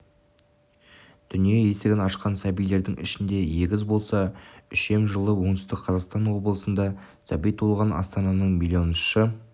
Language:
Kazakh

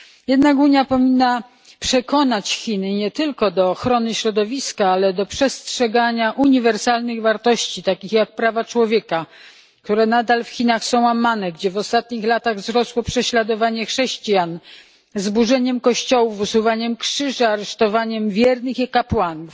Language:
Polish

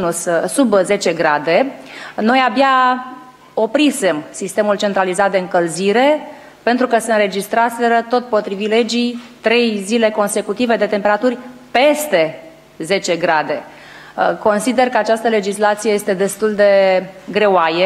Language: Romanian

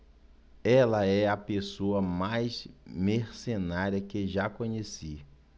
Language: Portuguese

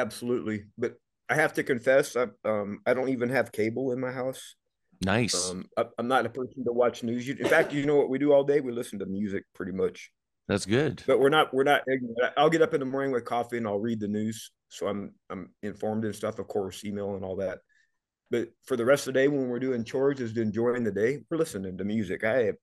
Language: English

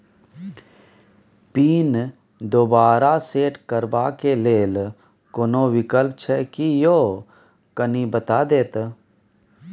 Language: Maithili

